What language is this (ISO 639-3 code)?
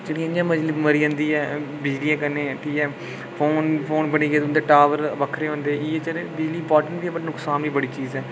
doi